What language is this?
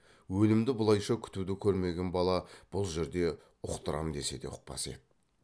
Kazakh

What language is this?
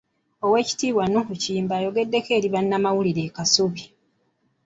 Ganda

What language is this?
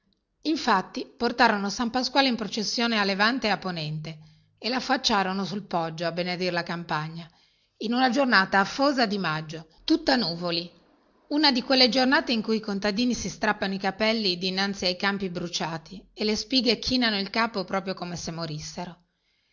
Italian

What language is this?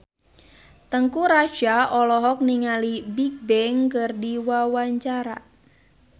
Sundanese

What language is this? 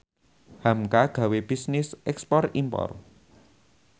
Javanese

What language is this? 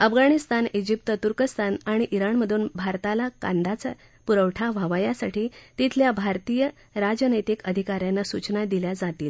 Marathi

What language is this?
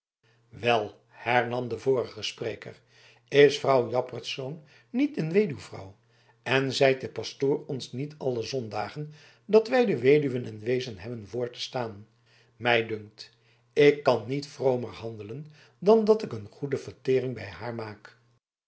Dutch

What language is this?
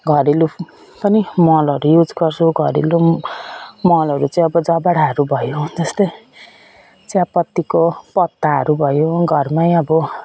Nepali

